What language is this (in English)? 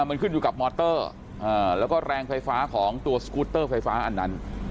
Thai